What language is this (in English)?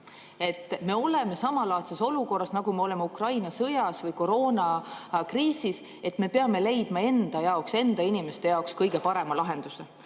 Estonian